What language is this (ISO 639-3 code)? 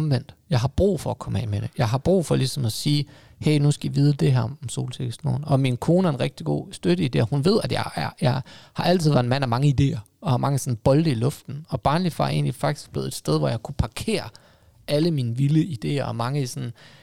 dan